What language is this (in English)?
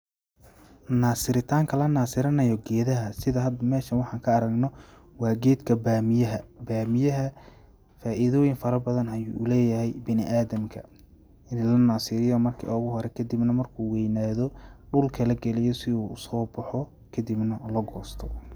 Somali